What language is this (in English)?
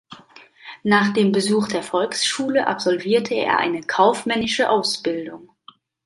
German